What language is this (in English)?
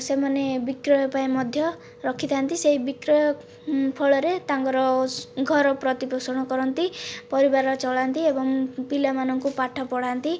Odia